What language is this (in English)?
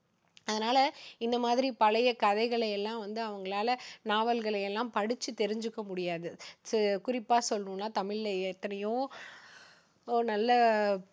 Tamil